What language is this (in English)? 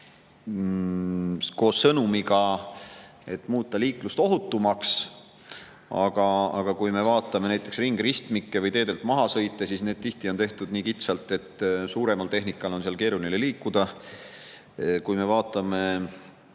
Estonian